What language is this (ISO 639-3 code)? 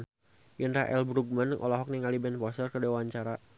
sun